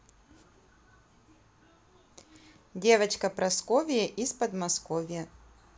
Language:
Russian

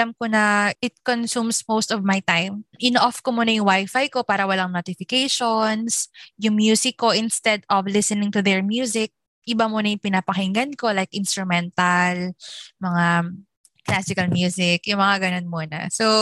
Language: Filipino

